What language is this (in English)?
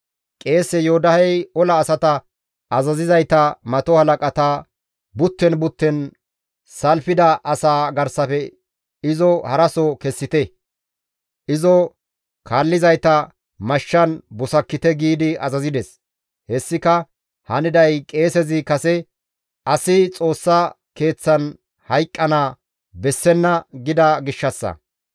Gamo